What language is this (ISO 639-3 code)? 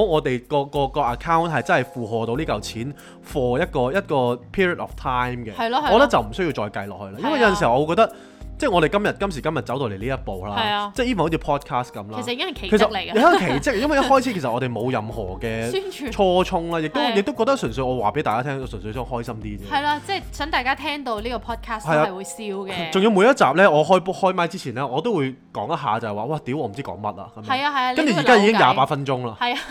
zho